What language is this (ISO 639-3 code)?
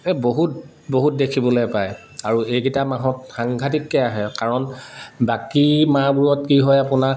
asm